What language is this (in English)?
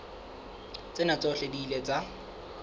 Southern Sotho